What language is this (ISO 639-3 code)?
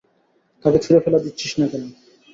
ben